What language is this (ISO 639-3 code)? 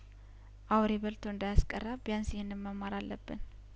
amh